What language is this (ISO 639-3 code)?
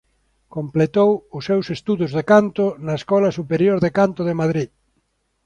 glg